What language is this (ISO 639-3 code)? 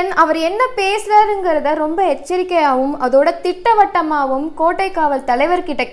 tam